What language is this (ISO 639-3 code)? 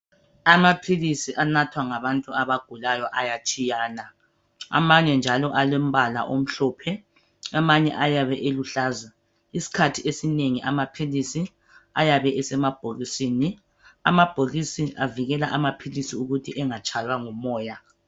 nde